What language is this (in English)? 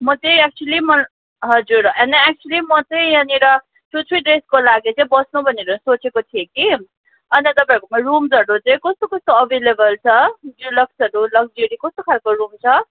Nepali